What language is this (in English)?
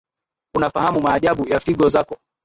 Swahili